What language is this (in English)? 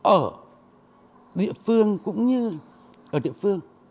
Vietnamese